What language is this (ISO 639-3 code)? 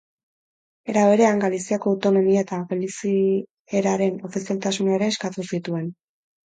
eus